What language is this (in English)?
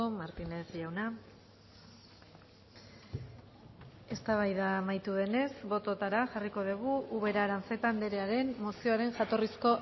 Basque